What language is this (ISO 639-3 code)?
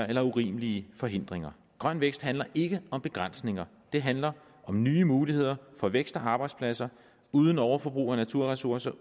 dan